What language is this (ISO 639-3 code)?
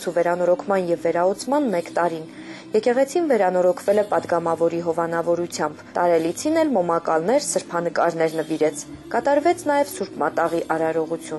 ron